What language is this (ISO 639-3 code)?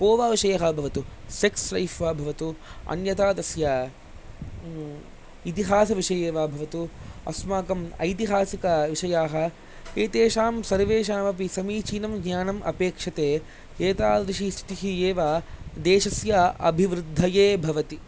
san